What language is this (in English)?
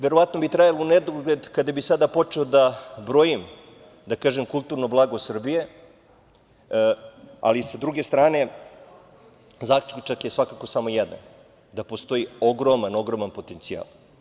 Serbian